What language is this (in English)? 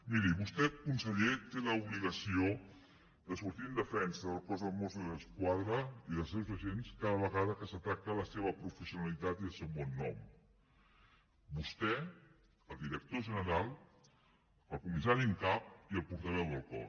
Catalan